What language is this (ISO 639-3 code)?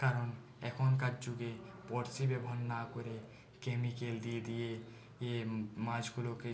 ben